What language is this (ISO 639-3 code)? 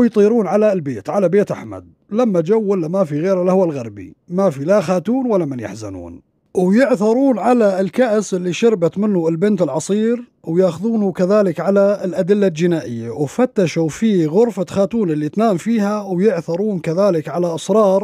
ara